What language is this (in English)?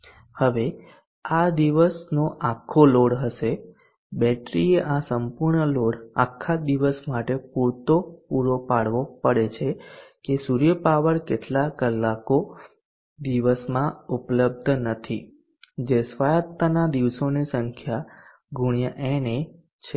Gujarati